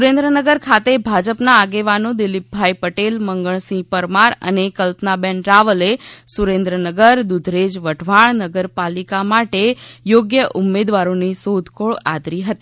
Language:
Gujarati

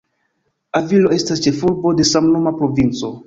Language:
Esperanto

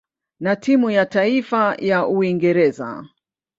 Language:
Swahili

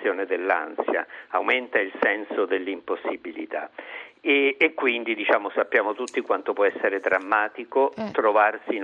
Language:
Italian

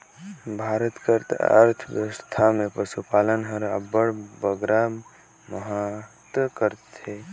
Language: Chhattisgarhi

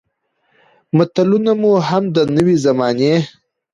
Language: Pashto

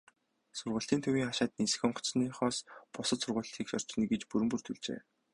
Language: Mongolian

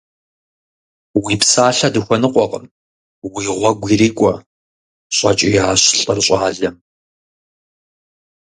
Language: Kabardian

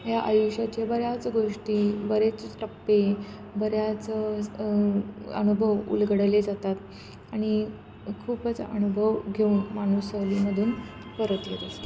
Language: Marathi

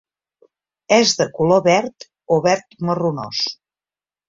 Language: Catalan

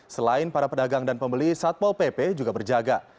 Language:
Indonesian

